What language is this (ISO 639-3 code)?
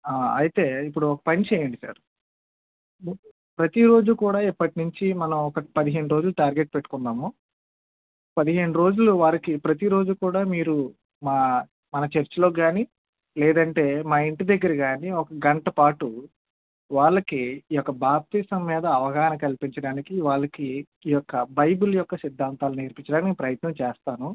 tel